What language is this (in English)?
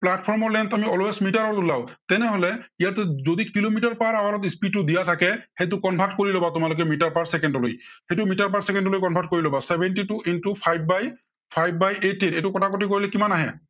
Assamese